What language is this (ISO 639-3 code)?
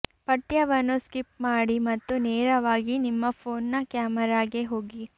kan